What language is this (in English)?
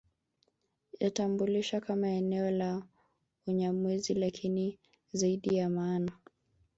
Swahili